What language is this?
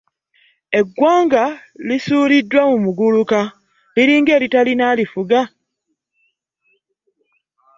Ganda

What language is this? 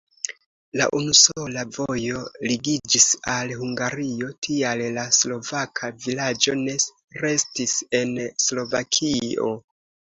Esperanto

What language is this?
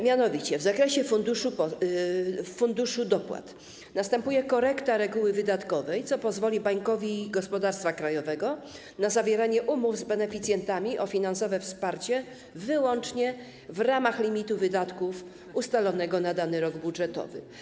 Polish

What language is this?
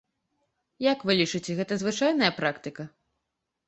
Belarusian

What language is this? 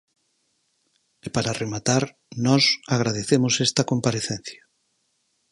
Galician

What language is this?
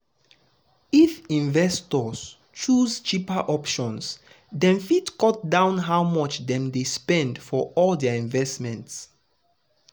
Nigerian Pidgin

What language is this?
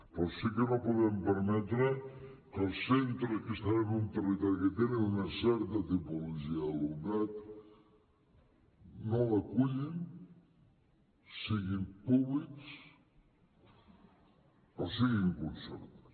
Catalan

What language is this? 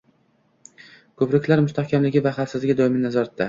Uzbek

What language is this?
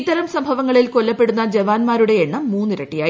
Malayalam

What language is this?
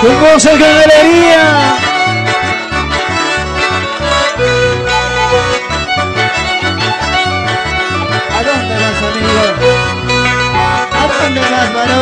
Spanish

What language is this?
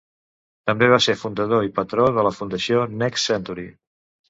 Catalan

